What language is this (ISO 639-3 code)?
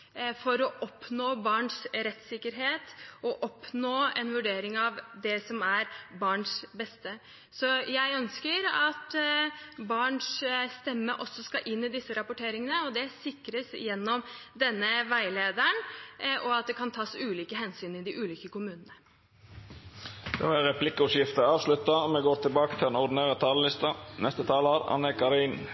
nor